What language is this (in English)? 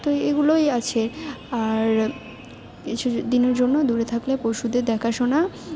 Bangla